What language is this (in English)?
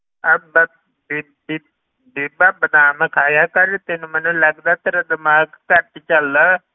Punjabi